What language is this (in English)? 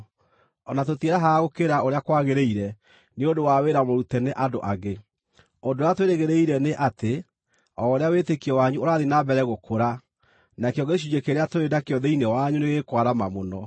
Kikuyu